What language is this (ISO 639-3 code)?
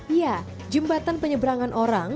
ind